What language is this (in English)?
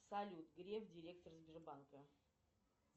Russian